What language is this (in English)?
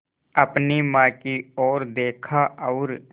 Hindi